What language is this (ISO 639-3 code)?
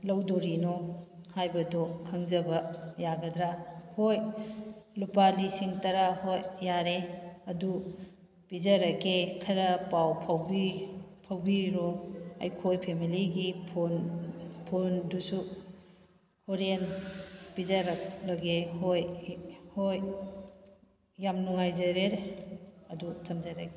mni